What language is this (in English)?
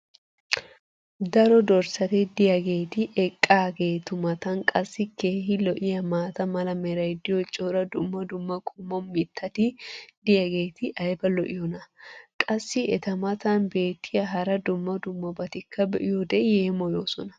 Wolaytta